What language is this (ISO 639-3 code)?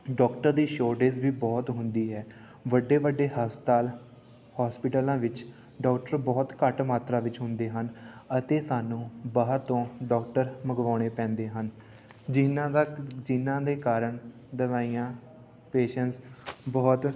pan